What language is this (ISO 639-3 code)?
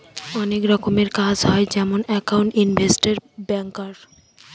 ben